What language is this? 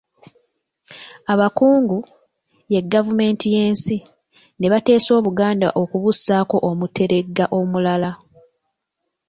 Ganda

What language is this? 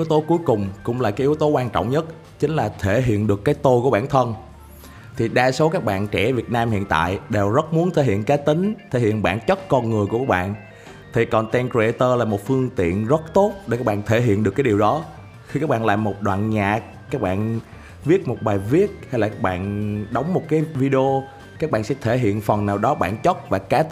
Vietnamese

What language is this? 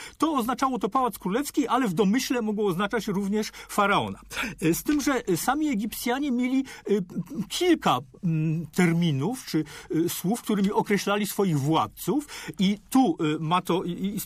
Polish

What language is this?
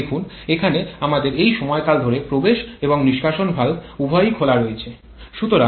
Bangla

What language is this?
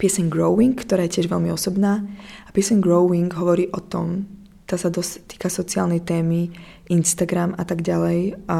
Czech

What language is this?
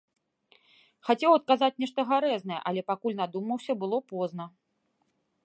Belarusian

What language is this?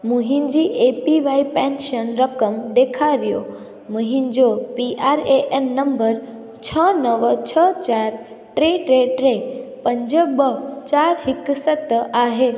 Sindhi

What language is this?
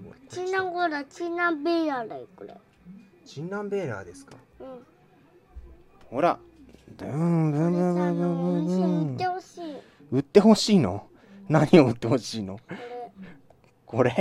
Japanese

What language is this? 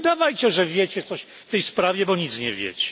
Polish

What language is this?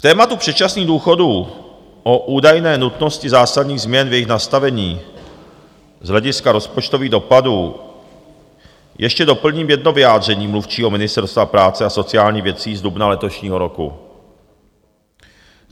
Czech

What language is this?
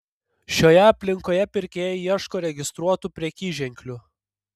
Lithuanian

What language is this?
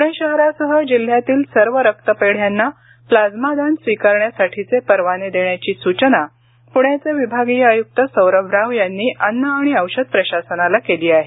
Marathi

